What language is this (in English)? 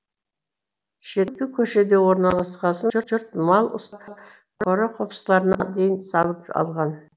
Kazakh